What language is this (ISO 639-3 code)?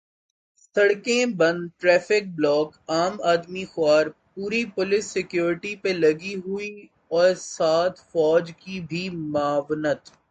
urd